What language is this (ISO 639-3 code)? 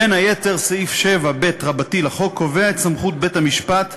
heb